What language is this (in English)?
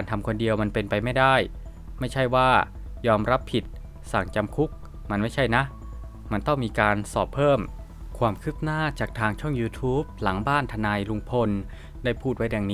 Thai